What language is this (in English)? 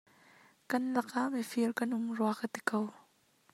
Hakha Chin